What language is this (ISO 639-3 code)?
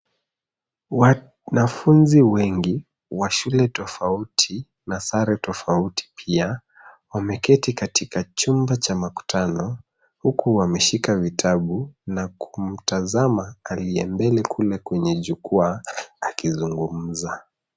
swa